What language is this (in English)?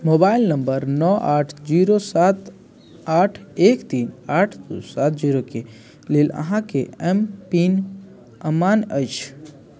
Maithili